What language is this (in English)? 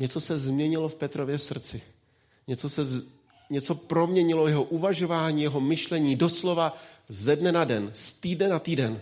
Czech